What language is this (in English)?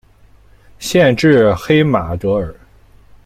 Chinese